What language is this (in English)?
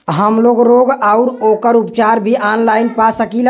Bhojpuri